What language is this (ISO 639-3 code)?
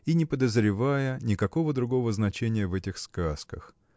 rus